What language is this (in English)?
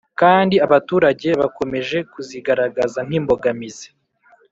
Kinyarwanda